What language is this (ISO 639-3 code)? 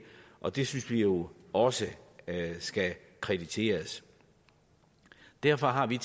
dan